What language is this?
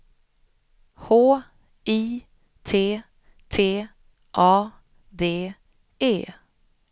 Swedish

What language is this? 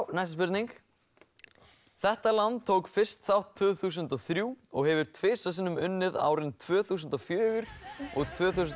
Icelandic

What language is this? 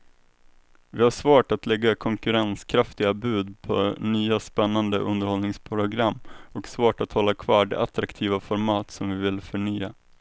Swedish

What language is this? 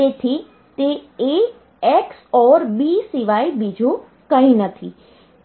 Gujarati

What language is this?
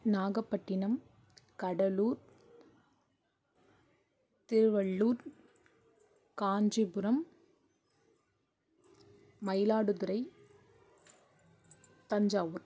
Tamil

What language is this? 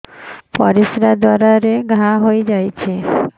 Odia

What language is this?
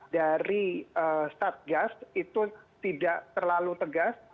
Indonesian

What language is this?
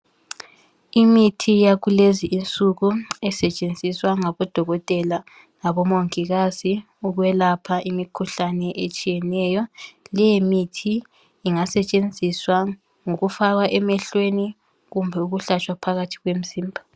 North Ndebele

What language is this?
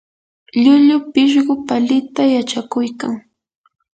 Yanahuanca Pasco Quechua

